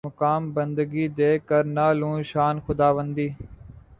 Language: Urdu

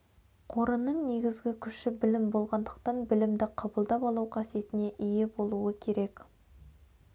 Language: Kazakh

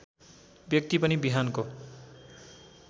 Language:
Nepali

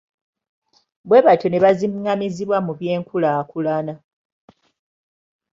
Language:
Ganda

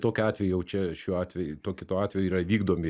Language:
Lithuanian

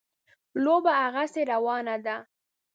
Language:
Pashto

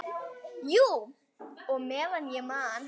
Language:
Icelandic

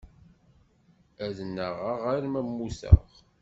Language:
Kabyle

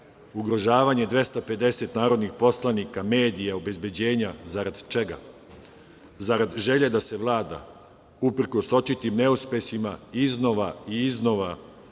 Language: Serbian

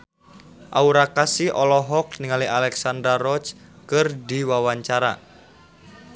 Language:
Sundanese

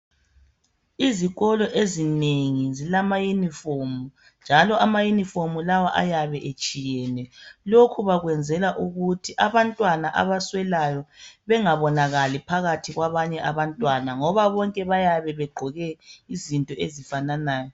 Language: North Ndebele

